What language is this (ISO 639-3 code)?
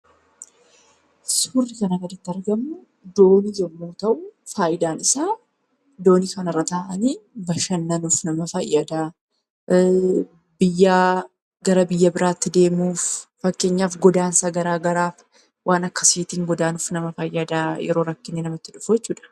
orm